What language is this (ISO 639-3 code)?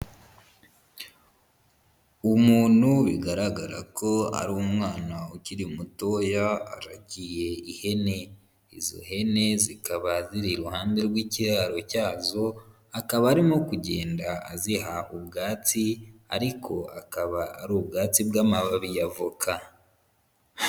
kin